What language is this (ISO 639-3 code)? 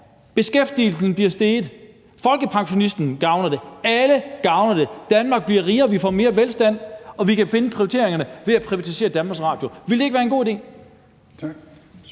dan